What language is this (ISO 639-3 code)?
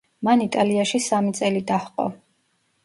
kat